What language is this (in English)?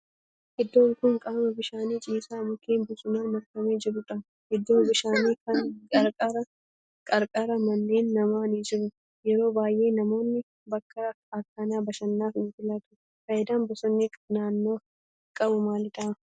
Oromo